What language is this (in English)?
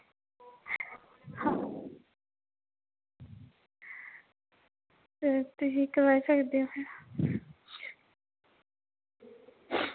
Dogri